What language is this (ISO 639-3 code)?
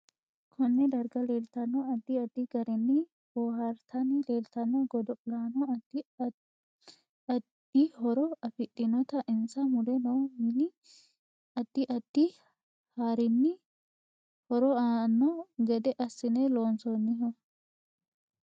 sid